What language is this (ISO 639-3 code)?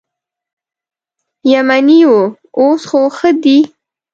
pus